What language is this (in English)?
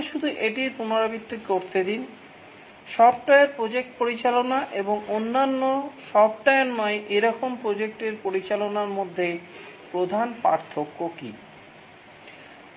Bangla